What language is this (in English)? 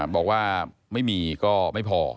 Thai